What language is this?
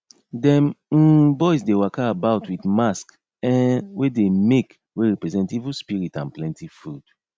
Nigerian Pidgin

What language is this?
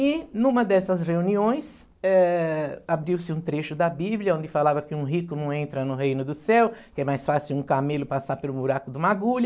Portuguese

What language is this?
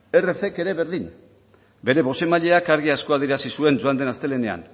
Basque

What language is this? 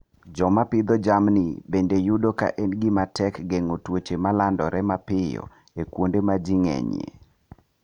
Luo (Kenya and Tanzania)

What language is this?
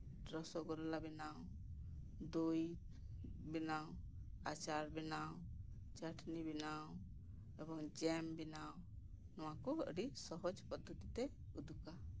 Santali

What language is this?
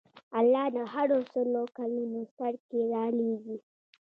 Pashto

